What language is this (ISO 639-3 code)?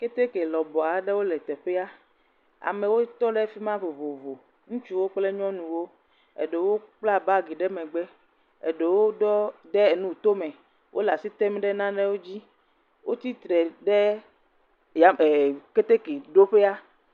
ewe